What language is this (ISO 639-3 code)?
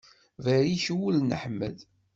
kab